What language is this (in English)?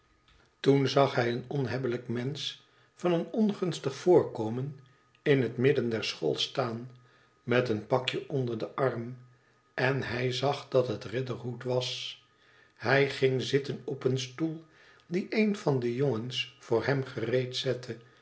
Dutch